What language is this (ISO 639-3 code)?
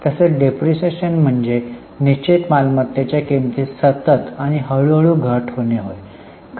mar